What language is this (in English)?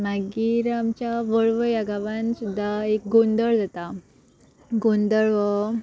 Konkani